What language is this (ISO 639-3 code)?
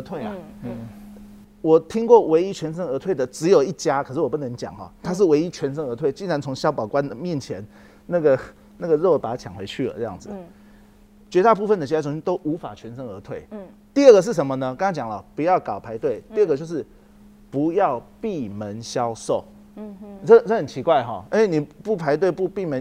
zho